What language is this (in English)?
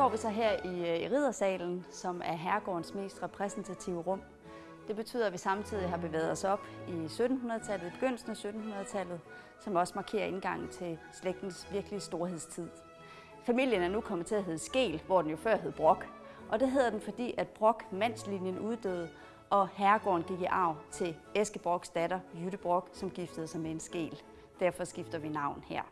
Danish